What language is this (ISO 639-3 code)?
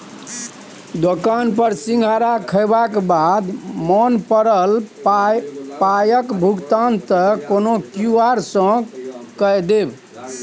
mai